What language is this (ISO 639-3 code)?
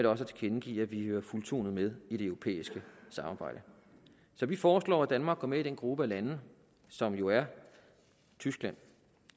dan